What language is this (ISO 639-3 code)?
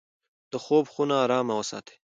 pus